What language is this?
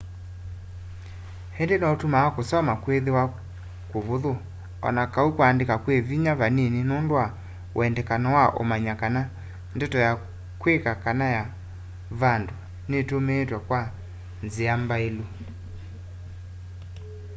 Kamba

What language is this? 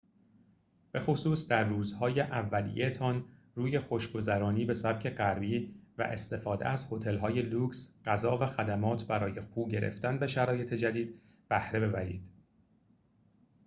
Persian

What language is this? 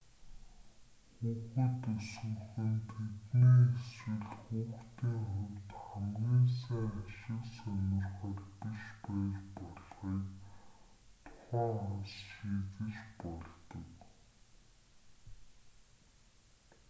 Mongolian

